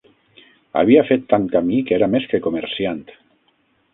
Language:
Catalan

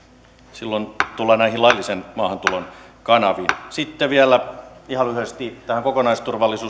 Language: Finnish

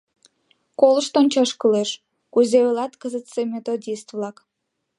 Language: Mari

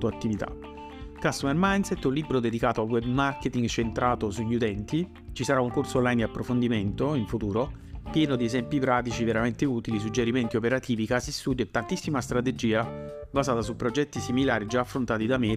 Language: Italian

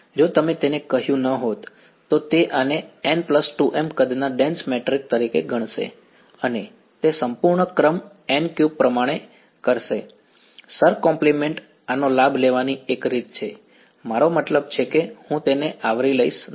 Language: Gujarati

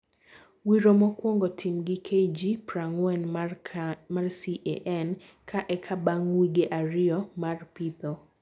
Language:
Luo (Kenya and Tanzania)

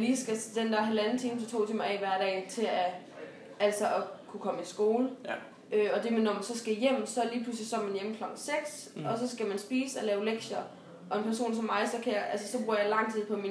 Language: Danish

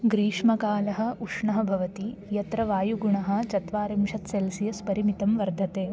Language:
Sanskrit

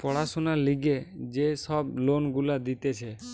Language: Bangla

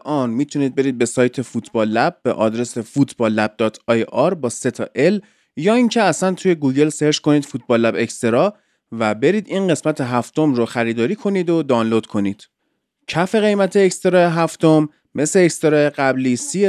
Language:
Persian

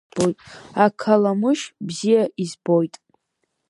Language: Abkhazian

